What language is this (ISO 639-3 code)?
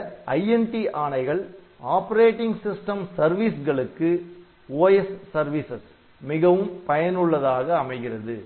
tam